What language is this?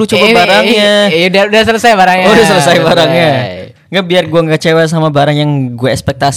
Indonesian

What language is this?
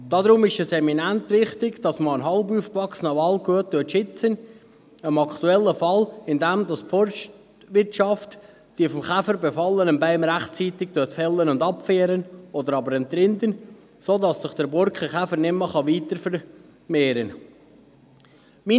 Swiss German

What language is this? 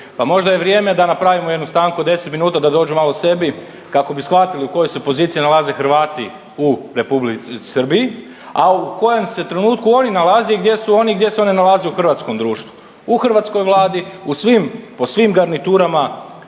Croatian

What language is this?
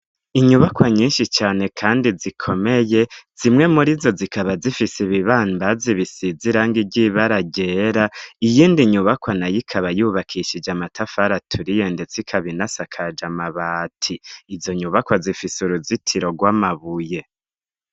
Rundi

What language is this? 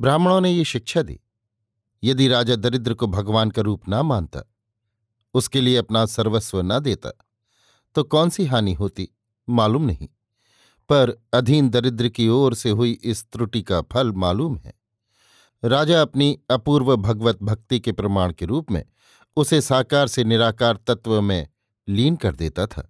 Hindi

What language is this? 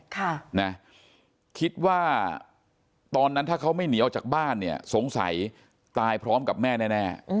Thai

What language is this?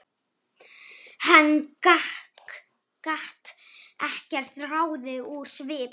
Icelandic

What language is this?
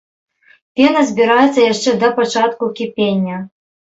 Belarusian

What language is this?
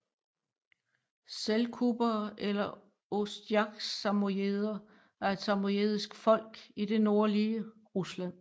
Danish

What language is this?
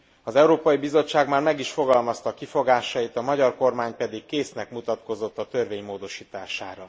Hungarian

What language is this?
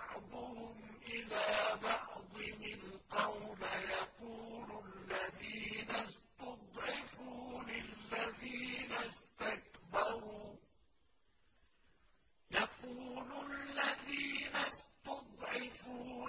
Arabic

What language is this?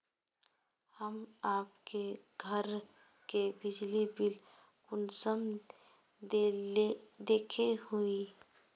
Magahi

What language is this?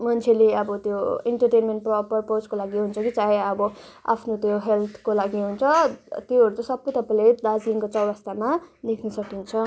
Nepali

